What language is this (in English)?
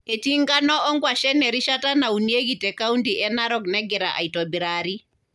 Masai